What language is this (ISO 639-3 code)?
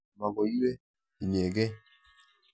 kln